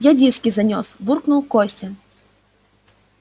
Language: Russian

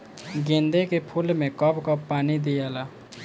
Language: Bhojpuri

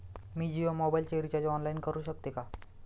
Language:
Marathi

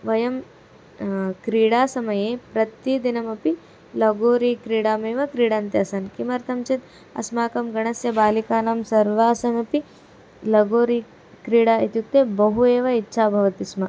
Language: Sanskrit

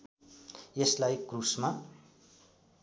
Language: Nepali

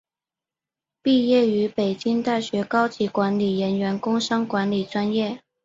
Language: Chinese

